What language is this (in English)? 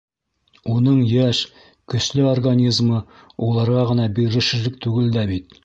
Bashkir